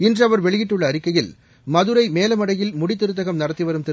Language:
Tamil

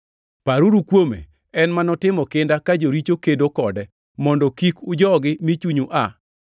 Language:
Luo (Kenya and Tanzania)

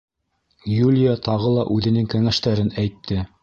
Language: Bashkir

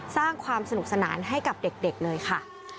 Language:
Thai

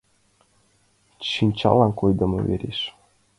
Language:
Mari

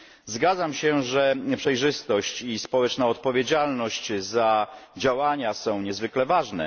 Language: Polish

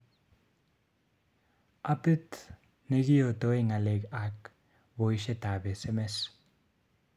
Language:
Kalenjin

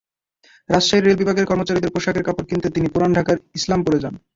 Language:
Bangla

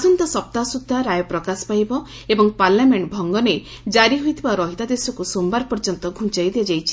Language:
Odia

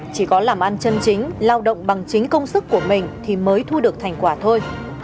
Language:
Vietnamese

